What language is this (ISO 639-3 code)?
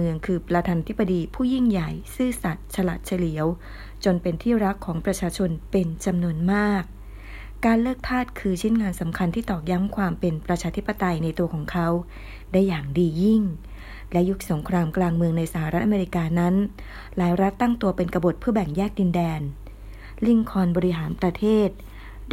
tha